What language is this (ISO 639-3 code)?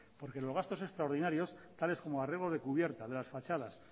spa